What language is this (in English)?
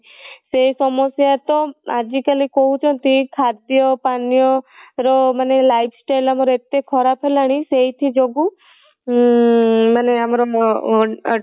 Odia